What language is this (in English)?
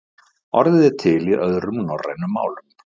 Icelandic